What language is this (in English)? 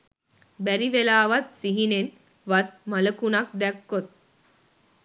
Sinhala